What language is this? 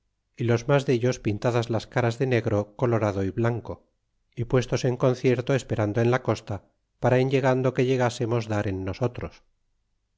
Spanish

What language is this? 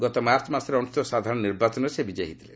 Odia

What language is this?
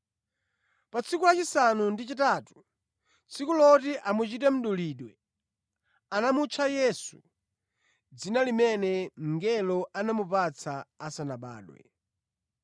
Nyanja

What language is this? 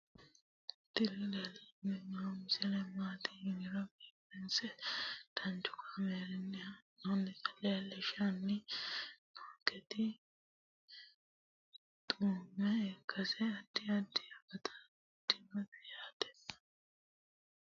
Sidamo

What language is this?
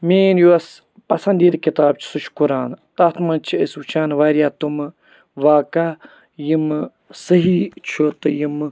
Kashmiri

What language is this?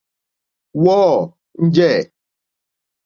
Mokpwe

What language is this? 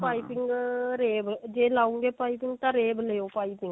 Punjabi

